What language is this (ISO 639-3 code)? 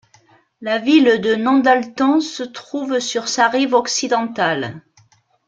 fra